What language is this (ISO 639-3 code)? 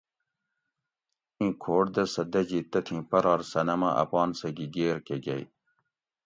gwc